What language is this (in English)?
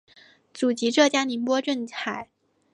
Chinese